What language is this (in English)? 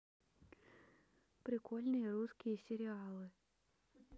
Russian